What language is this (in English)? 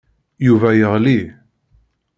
Kabyle